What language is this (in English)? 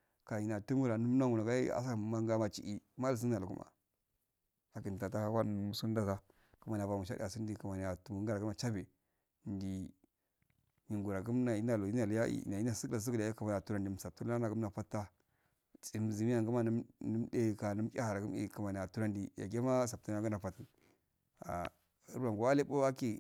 Afade